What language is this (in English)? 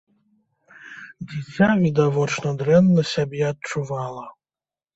Belarusian